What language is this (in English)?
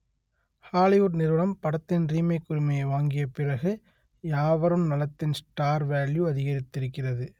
Tamil